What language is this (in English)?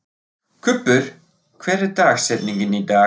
Icelandic